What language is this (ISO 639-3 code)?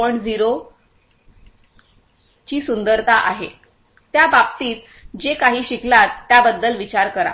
mar